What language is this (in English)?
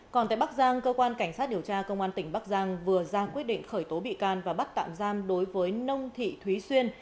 Vietnamese